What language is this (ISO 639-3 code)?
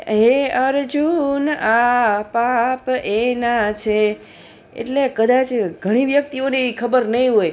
guj